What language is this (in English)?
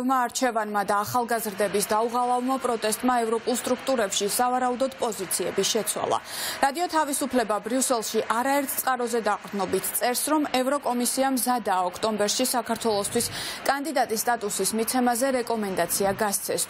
Romanian